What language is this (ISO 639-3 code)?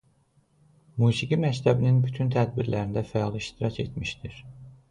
aze